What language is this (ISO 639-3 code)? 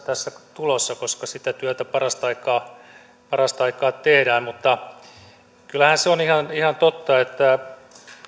fin